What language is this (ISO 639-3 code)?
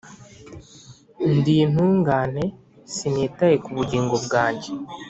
kin